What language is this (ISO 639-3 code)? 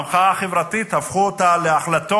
heb